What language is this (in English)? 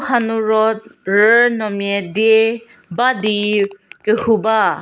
Angami Naga